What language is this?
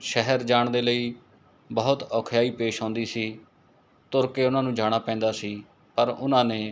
Punjabi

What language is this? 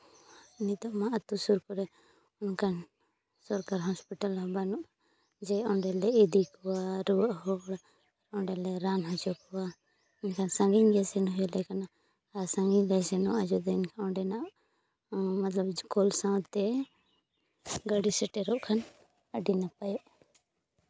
Santali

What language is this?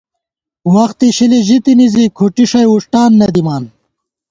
Gawar-Bati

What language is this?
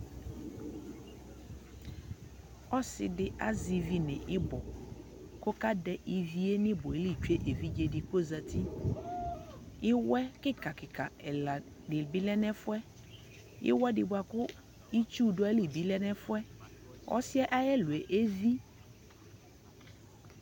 Ikposo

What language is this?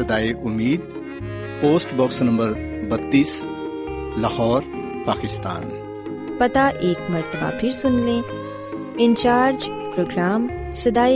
Urdu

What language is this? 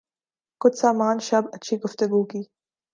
Urdu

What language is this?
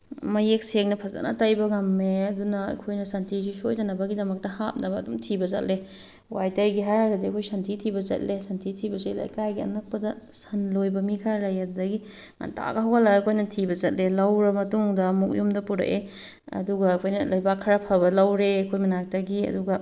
Manipuri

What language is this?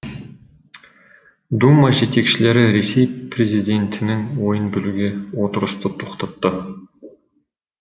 Kazakh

